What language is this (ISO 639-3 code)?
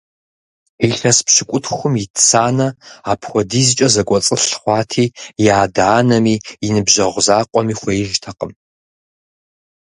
kbd